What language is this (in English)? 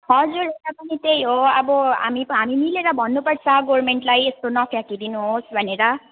Nepali